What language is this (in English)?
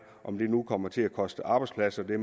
Danish